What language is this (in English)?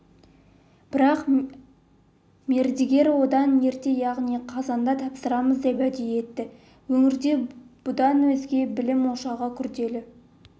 Kazakh